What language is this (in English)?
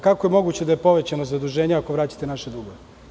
Serbian